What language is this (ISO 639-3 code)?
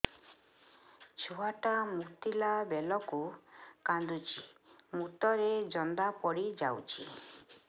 ori